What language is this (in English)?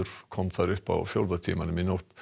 Icelandic